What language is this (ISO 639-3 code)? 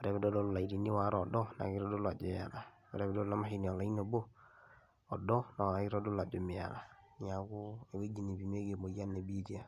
mas